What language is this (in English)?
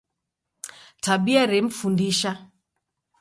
Taita